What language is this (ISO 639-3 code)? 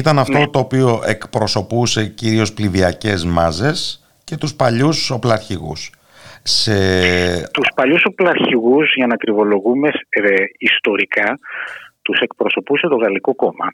ell